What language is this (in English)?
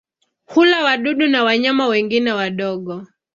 Swahili